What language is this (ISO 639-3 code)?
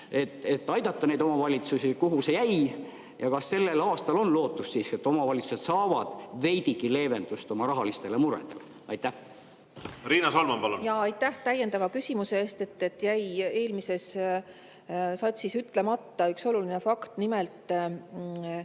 est